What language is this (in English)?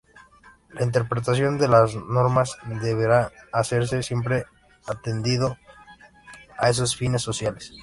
Spanish